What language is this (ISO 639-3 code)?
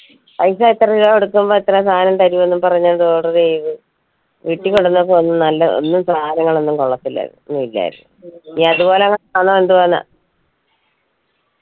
mal